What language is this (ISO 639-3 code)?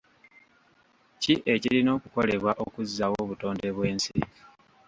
lug